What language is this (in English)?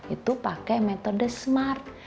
Indonesian